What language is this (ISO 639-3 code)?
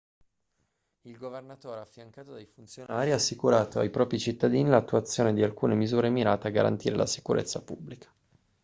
ita